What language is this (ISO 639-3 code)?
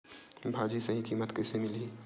hne